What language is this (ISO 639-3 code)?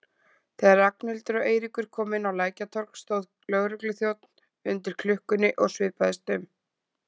isl